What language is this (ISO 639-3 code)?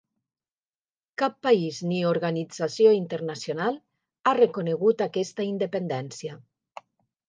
cat